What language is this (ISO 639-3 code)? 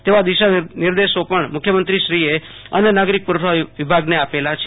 guj